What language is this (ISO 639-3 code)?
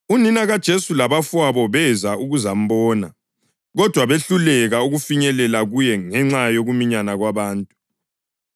nde